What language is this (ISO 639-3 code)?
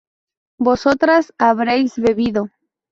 spa